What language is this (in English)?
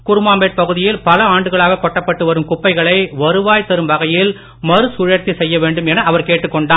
Tamil